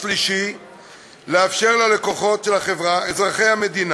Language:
Hebrew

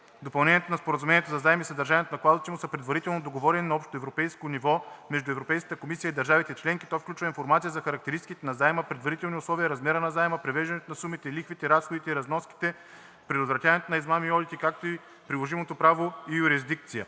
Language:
Bulgarian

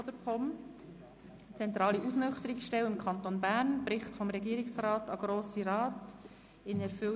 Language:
Swiss German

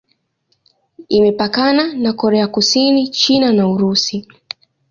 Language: Swahili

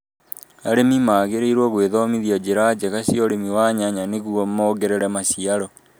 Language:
Kikuyu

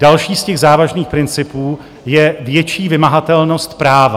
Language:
Czech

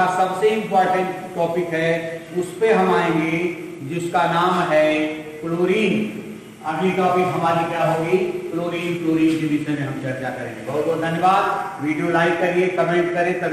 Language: Hindi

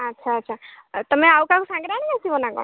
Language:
Odia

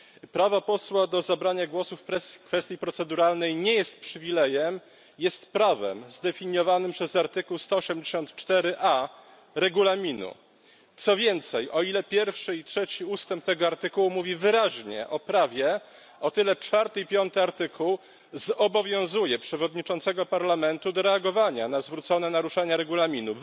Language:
Polish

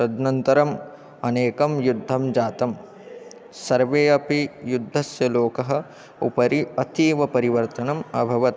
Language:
Sanskrit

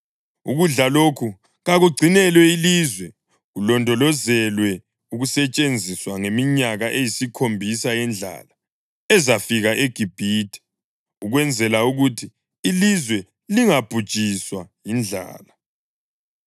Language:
North Ndebele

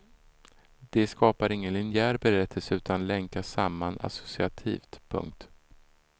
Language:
Swedish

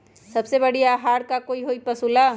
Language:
Magahi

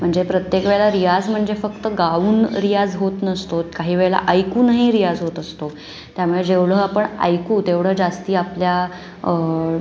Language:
Marathi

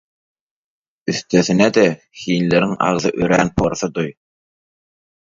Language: Turkmen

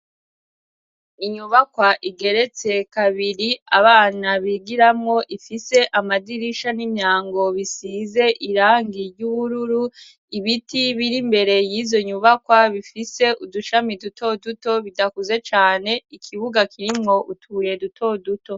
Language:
Rundi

